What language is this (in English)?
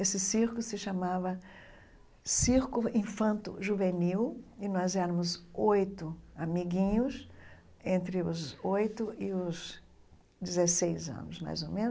Portuguese